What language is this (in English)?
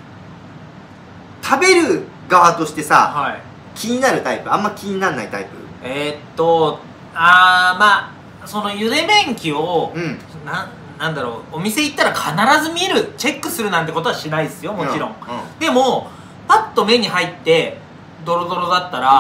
Japanese